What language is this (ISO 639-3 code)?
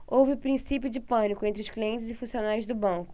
por